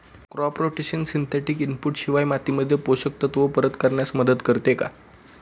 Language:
Marathi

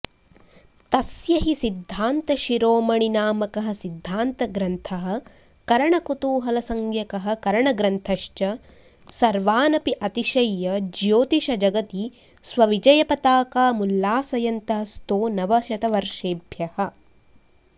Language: Sanskrit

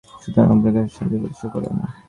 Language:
Bangla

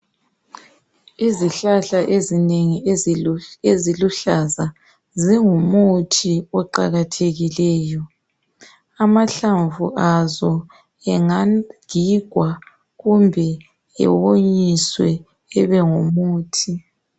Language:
North Ndebele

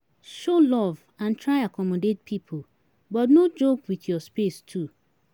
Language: Nigerian Pidgin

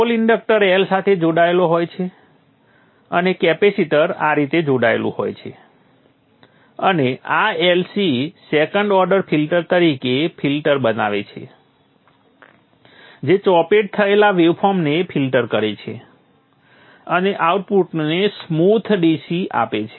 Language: Gujarati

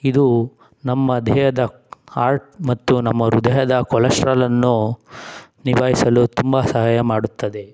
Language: Kannada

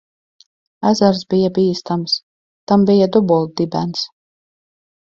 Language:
Latvian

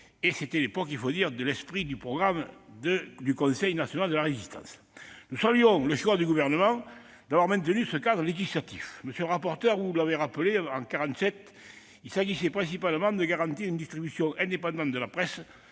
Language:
French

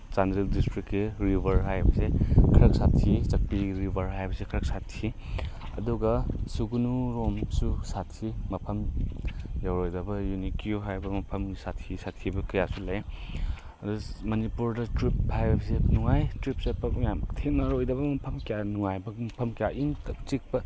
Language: Manipuri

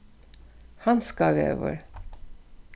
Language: Faroese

